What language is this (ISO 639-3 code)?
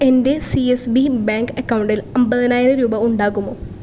mal